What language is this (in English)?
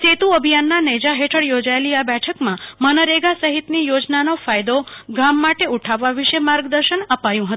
Gujarati